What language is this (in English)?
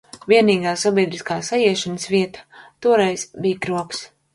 Latvian